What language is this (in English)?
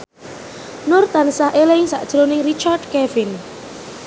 Javanese